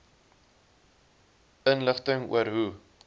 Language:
Afrikaans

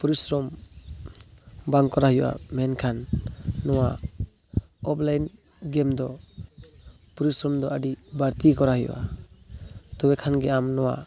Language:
Santali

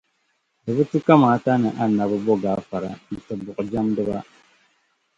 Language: Dagbani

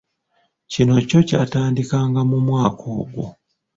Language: Ganda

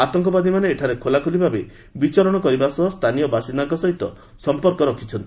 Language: Odia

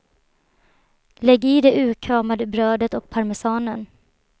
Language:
Swedish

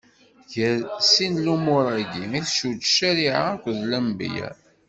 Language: Kabyle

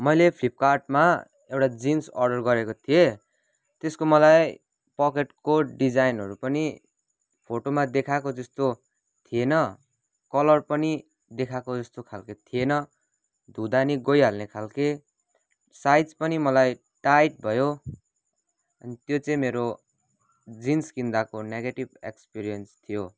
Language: Nepali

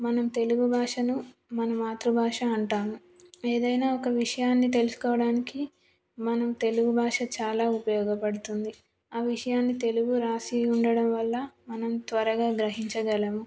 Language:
Telugu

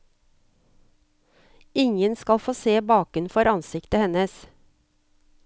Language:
Norwegian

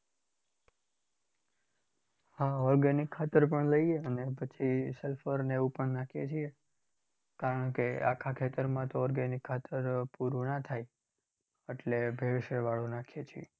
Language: Gujarati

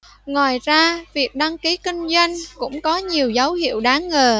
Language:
Vietnamese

